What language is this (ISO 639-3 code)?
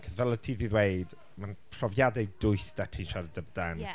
cym